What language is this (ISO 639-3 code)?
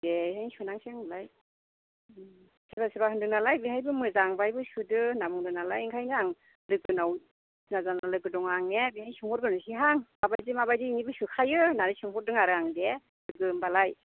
brx